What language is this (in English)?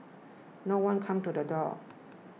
English